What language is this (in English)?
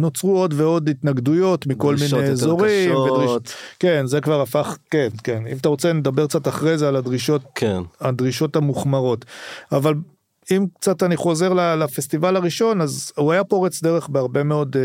Hebrew